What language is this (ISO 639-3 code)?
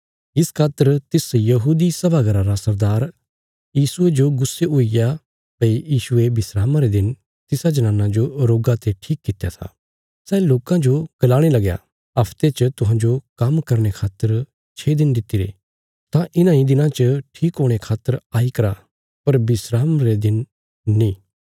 kfs